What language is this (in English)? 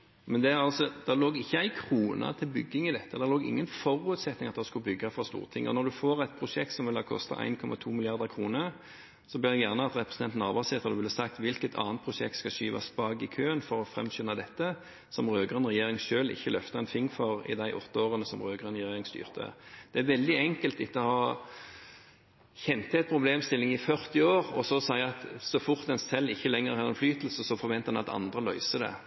Norwegian Bokmål